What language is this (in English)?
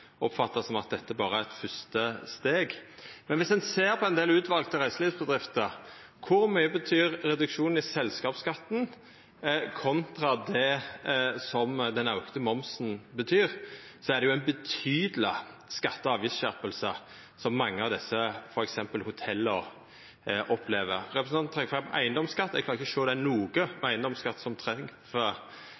Norwegian Nynorsk